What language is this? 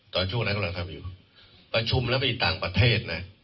Thai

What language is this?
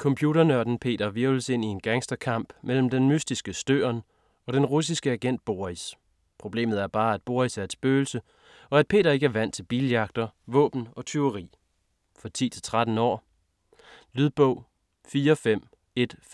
Danish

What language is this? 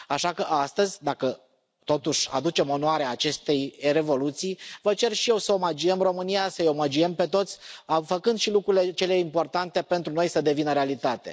Romanian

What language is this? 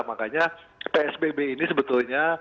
Indonesian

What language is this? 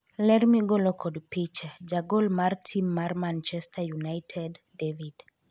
Luo (Kenya and Tanzania)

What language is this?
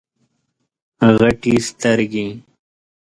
Pashto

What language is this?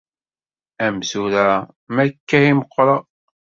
Kabyle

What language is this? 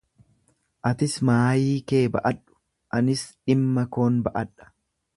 Oromo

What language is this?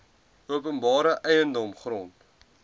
Afrikaans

